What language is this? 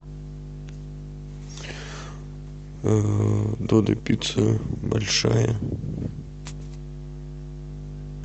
Russian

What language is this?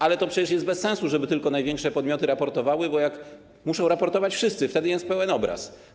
Polish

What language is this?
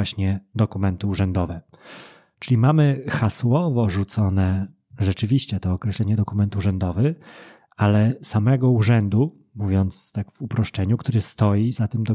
Polish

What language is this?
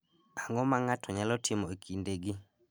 Luo (Kenya and Tanzania)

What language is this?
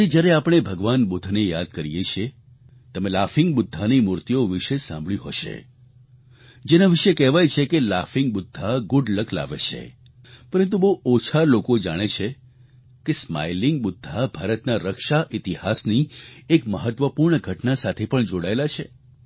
Gujarati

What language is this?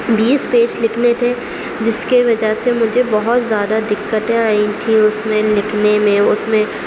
Urdu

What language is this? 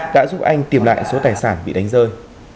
Vietnamese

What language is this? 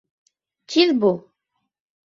Bashkir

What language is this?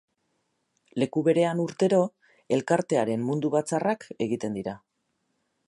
Basque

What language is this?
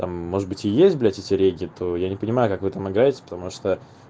Russian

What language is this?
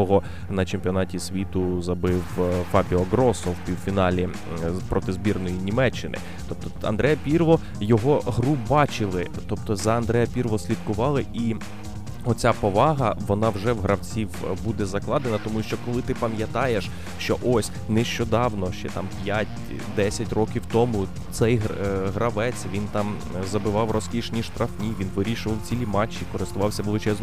Ukrainian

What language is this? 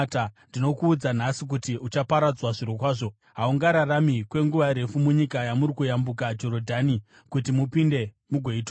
Shona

